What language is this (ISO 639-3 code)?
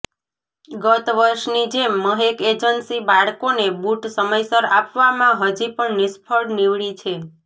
guj